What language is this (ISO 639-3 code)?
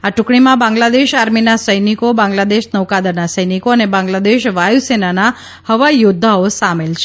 guj